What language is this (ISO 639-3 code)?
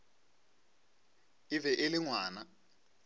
nso